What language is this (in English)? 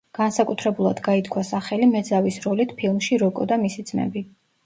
Georgian